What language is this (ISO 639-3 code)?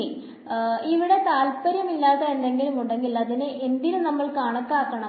mal